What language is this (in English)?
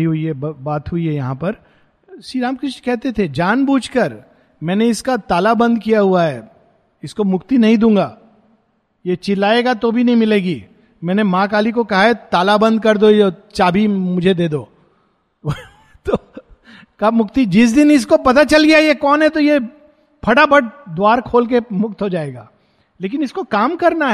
Hindi